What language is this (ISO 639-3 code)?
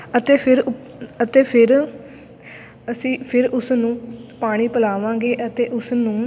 pan